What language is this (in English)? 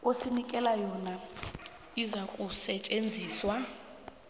South Ndebele